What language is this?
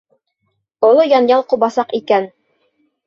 Bashkir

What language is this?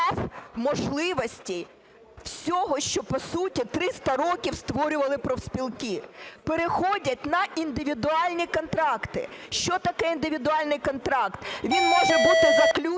Ukrainian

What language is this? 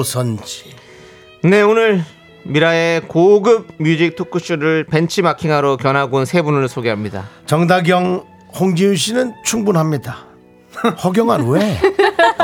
Korean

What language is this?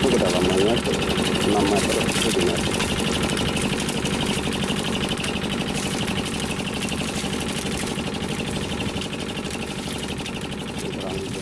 Indonesian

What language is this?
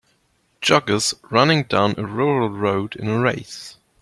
English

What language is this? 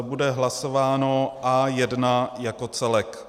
Czech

